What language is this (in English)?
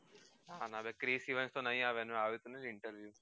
Gujarati